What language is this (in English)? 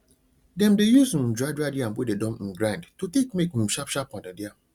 Nigerian Pidgin